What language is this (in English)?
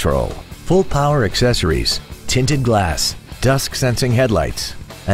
English